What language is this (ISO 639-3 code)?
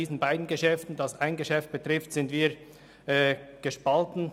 gsw